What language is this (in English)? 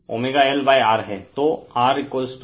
Hindi